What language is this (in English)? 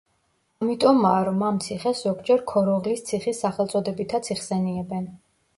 Georgian